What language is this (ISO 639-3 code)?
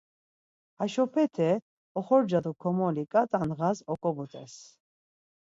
lzz